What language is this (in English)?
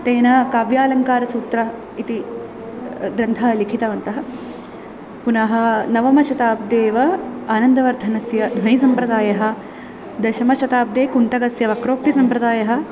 Sanskrit